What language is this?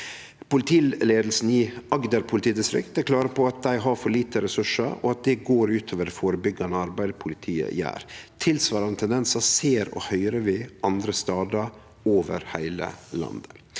Norwegian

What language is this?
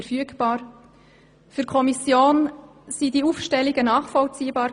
Swiss German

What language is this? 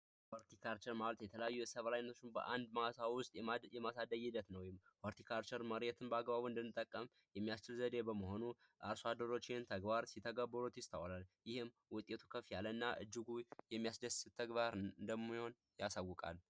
Amharic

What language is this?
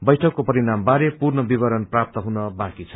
Nepali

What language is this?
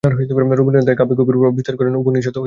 Bangla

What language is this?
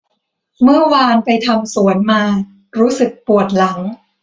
Thai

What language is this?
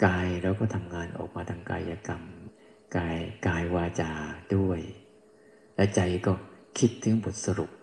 Thai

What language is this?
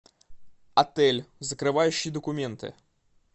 Russian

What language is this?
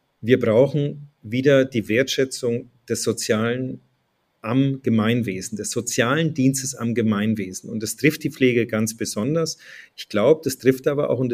German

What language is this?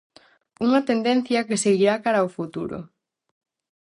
Galician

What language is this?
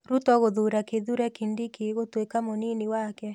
Kikuyu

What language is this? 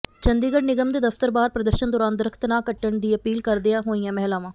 Punjabi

